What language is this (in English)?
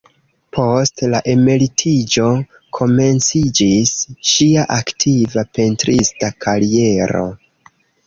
Esperanto